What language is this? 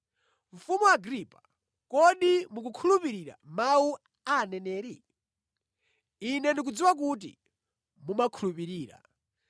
Nyanja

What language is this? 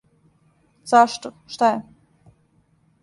Serbian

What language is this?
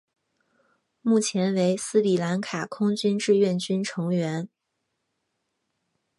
Chinese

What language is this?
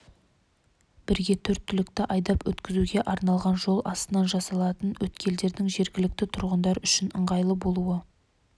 Kazakh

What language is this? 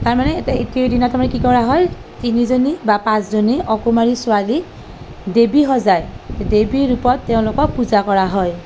Assamese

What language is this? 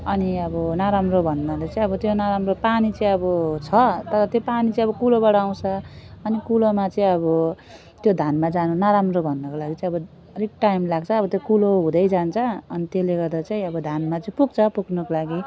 Nepali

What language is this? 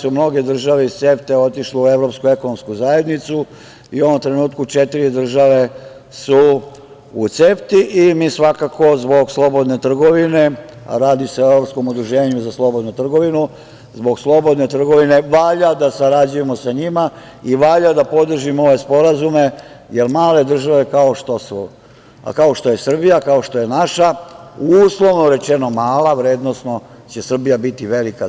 Serbian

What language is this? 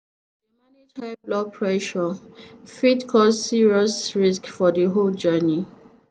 Nigerian Pidgin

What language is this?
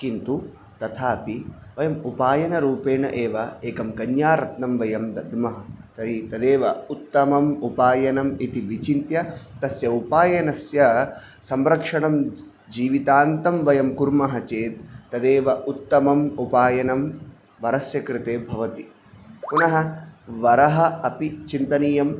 Sanskrit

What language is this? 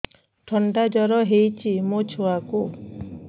Odia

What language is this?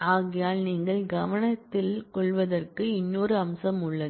Tamil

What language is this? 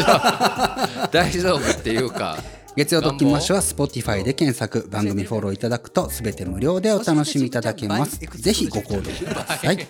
Japanese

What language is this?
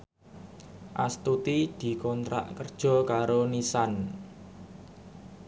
Javanese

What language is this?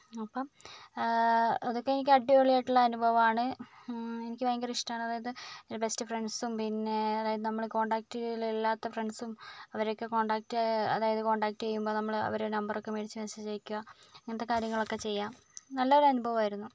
Malayalam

